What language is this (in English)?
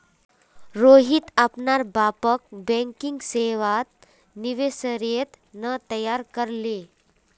Magahi